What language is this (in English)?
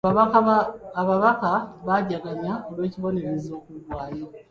Ganda